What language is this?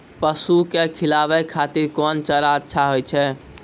Maithili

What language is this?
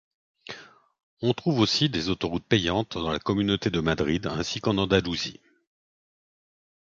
French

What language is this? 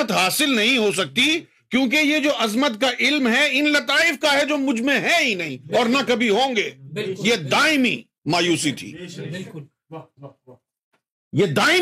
Urdu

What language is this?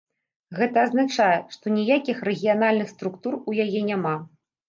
Belarusian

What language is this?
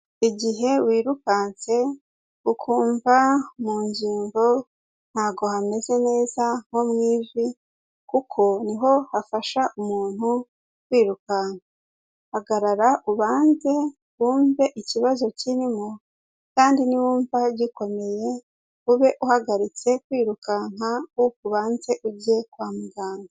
Kinyarwanda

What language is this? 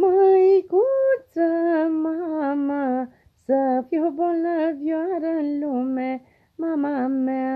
Romanian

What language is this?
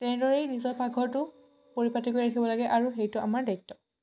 Assamese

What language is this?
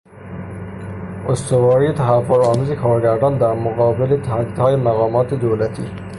Persian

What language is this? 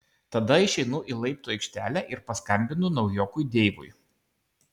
Lithuanian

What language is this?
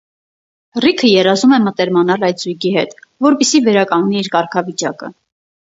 Armenian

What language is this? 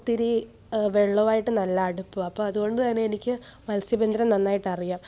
Malayalam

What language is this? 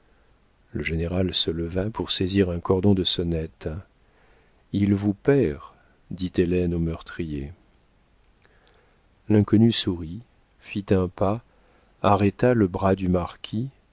French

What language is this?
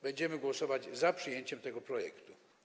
Polish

